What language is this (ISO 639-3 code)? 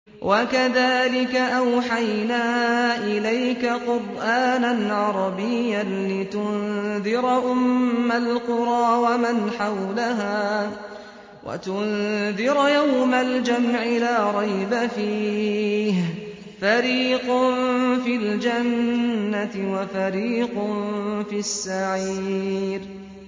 ara